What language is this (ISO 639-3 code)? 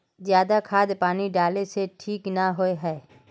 mag